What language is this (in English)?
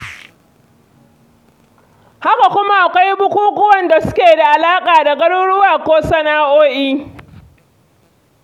Hausa